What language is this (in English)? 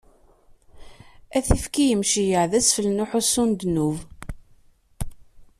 Kabyle